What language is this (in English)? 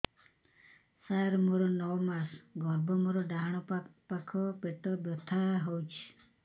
Odia